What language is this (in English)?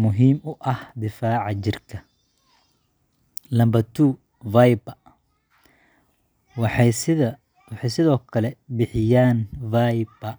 Somali